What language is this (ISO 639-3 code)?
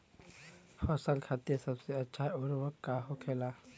bho